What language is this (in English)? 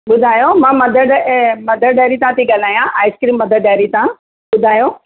Sindhi